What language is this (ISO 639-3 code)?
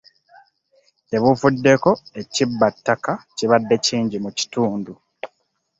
lug